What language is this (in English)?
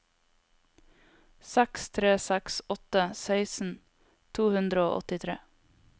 Norwegian